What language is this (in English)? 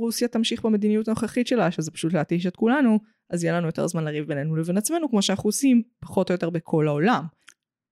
Hebrew